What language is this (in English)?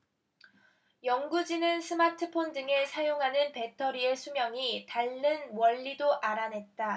Korean